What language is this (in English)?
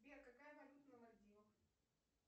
Russian